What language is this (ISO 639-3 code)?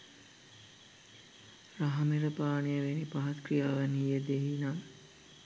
sin